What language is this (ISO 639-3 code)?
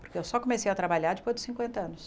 por